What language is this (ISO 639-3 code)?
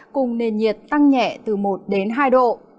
vie